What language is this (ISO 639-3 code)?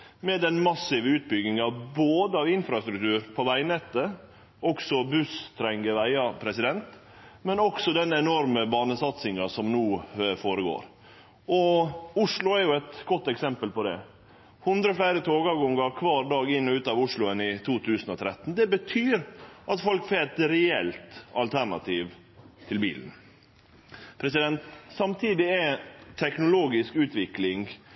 nno